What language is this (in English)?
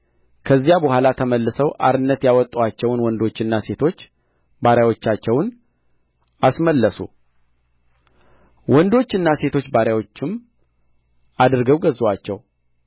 Amharic